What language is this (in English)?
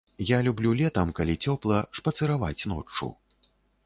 Belarusian